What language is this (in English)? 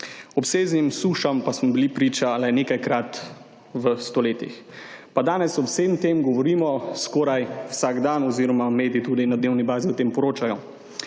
Slovenian